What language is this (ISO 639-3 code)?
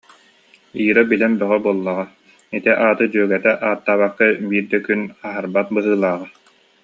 sah